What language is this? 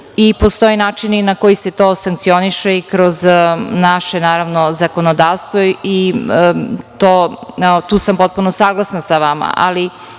Serbian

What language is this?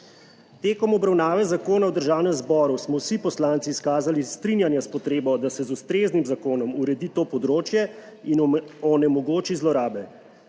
Slovenian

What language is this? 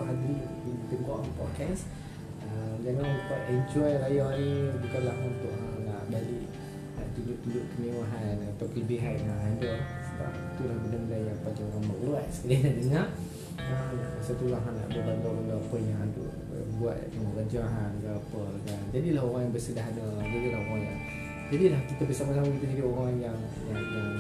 Malay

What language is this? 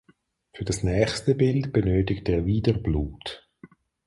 German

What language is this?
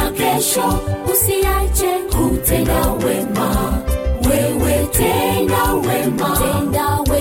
Swahili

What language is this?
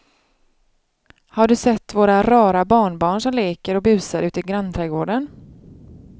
Swedish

